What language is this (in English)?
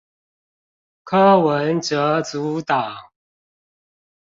Chinese